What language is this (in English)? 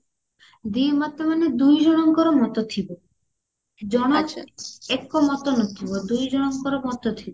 Odia